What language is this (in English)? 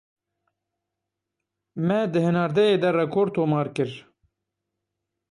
Kurdish